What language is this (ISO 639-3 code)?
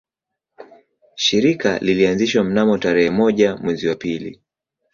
swa